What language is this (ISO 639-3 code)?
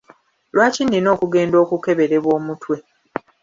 lug